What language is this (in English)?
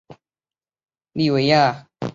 Chinese